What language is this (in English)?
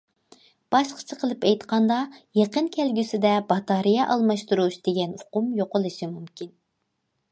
Uyghur